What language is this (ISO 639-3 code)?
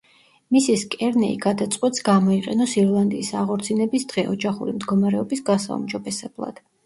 kat